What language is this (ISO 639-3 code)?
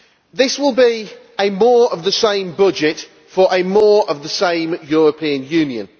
eng